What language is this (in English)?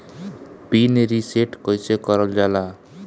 Bhojpuri